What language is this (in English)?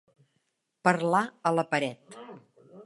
Catalan